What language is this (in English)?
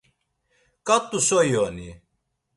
Laz